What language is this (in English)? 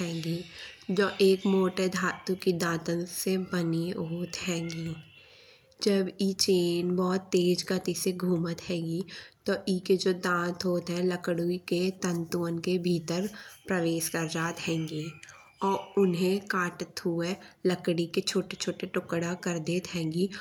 Bundeli